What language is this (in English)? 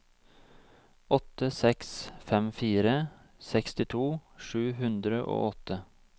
Norwegian